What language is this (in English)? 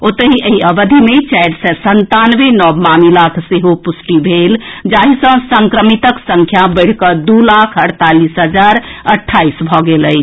Maithili